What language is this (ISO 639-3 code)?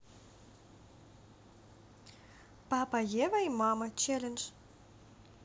rus